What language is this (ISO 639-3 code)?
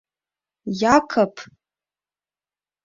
chm